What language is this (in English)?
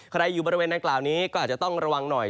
Thai